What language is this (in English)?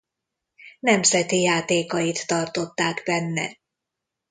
Hungarian